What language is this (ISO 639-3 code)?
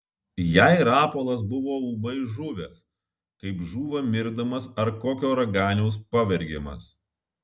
lit